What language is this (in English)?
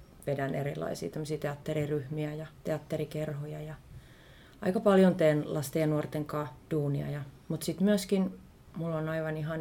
Finnish